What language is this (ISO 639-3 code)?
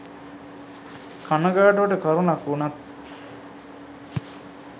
sin